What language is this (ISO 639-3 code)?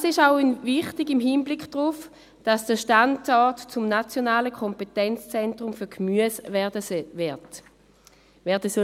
gsw